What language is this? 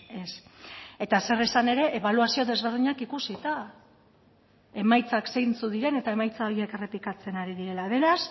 Basque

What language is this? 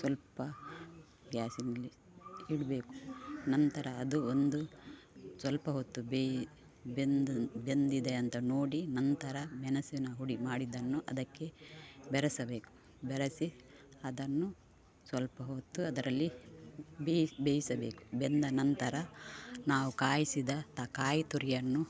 Kannada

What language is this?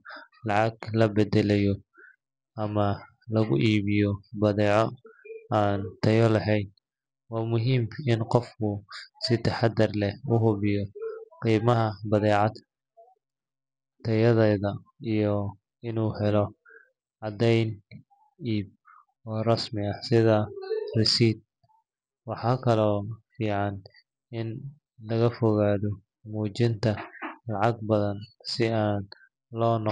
Somali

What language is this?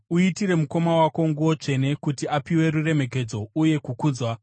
Shona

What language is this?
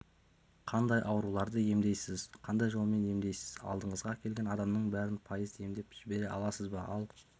Kazakh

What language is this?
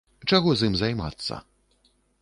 Belarusian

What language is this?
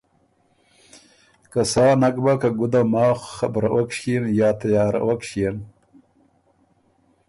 Ormuri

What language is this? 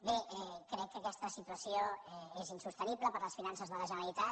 Catalan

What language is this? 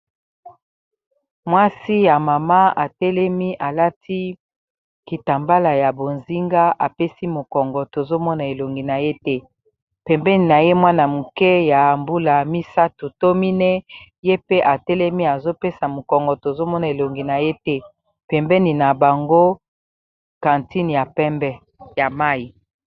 Lingala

